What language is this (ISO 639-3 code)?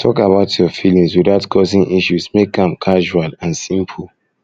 pcm